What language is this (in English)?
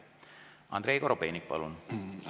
Estonian